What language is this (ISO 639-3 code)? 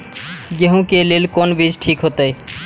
mai